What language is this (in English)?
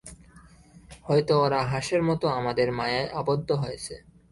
Bangla